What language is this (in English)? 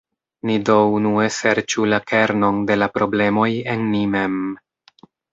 Esperanto